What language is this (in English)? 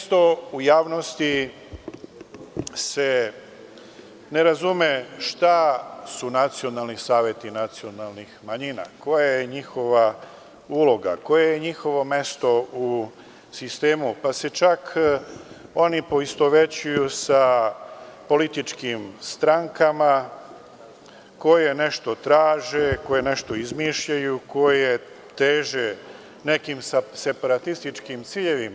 Serbian